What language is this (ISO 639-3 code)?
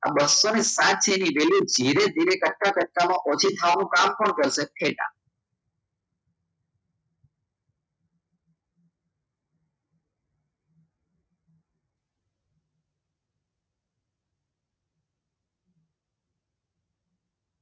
guj